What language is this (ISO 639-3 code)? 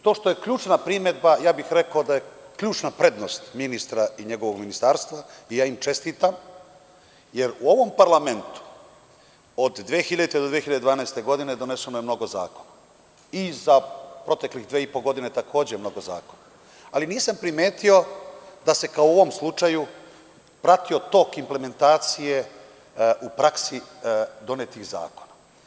srp